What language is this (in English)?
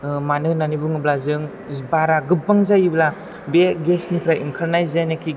Bodo